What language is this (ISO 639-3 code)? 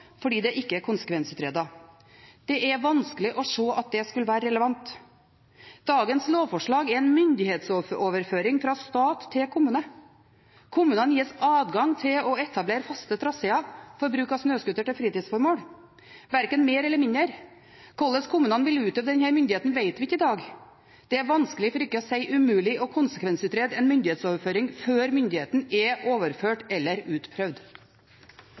nob